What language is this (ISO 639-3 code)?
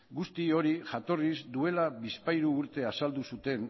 eus